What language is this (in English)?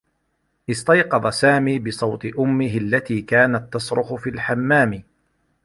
Arabic